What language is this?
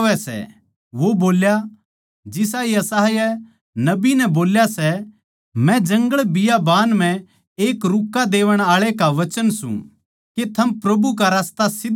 Haryanvi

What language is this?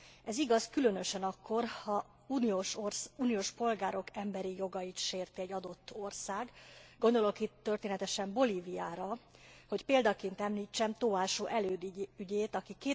Hungarian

